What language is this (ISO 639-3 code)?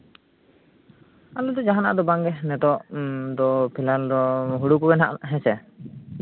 sat